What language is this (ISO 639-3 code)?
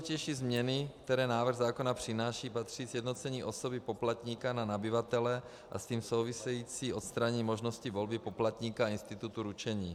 ces